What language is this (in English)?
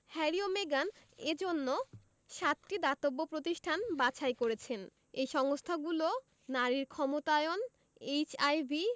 Bangla